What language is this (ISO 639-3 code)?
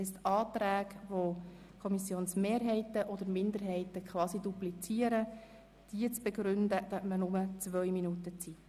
gsw